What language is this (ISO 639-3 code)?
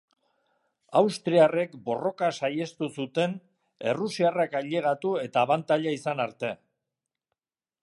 eus